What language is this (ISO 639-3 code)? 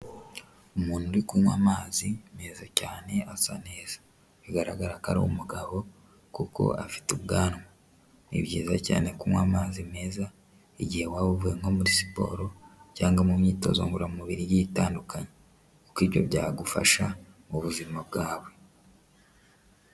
kin